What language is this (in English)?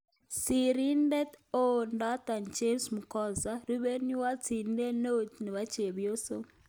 Kalenjin